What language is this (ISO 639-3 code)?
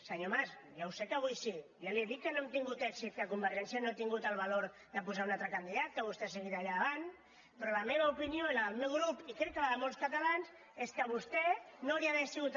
cat